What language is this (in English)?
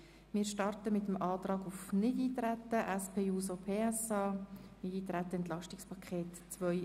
Swiss German